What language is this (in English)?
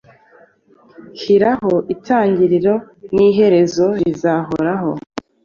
Kinyarwanda